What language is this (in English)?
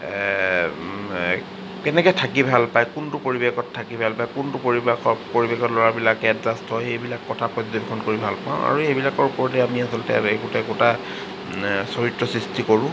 Assamese